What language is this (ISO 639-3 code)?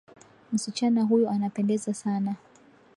swa